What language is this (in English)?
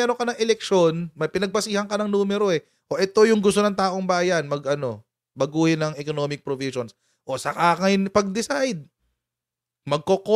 Filipino